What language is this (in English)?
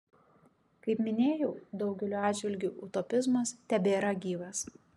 Lithuanian